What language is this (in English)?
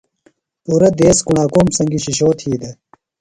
Phalura